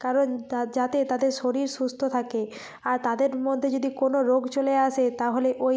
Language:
Bangla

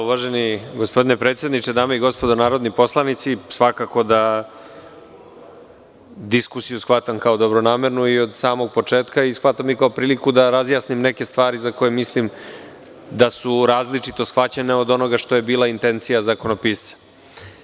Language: Serbian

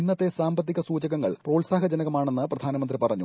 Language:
Malayalam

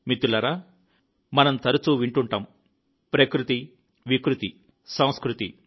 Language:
Telugu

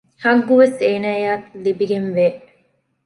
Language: Divehi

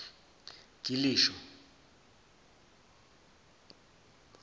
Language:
Zulu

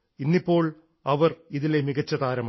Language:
Malayalam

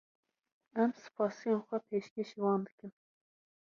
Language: Kurdish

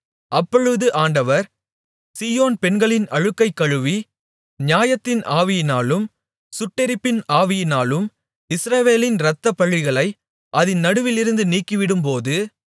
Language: Tamil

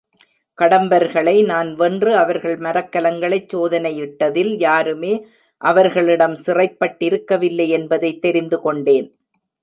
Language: Tamil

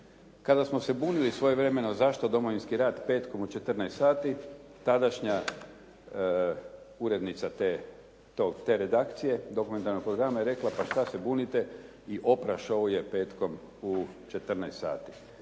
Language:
Croatian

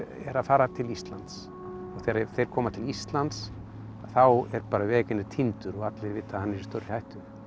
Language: Icelandic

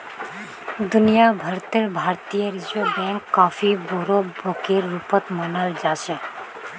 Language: Magahi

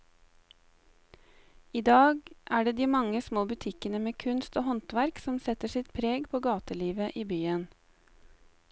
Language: Norwegian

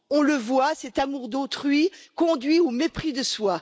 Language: French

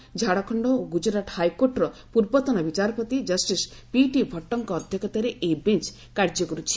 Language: Odia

